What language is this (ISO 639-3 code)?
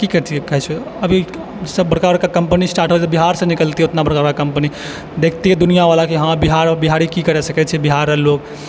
mai